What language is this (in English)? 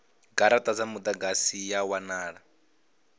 Venda